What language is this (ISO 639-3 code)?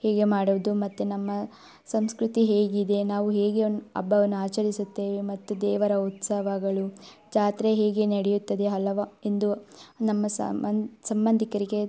kan